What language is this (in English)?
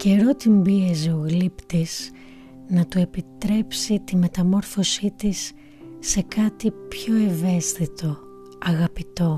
Greek